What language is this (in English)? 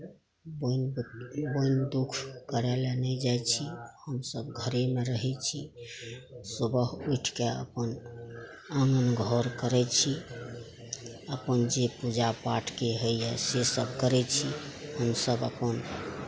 Maithili